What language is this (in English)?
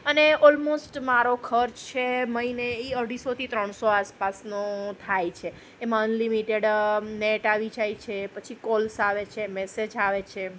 Gujarati